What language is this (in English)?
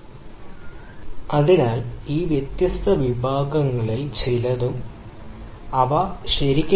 Malayalam